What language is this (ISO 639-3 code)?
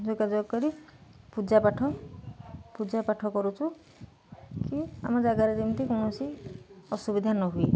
ori